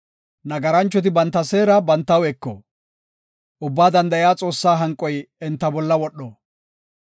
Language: Gofa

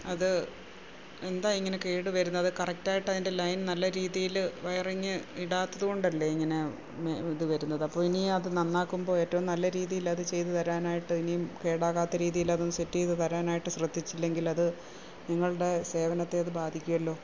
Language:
Malayalam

